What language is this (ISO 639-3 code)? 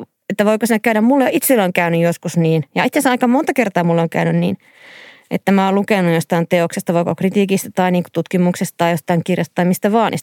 fin